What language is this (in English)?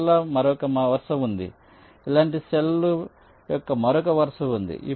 Telugu